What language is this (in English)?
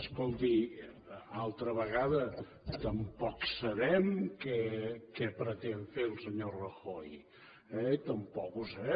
Catalan